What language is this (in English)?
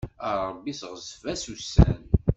Kabyle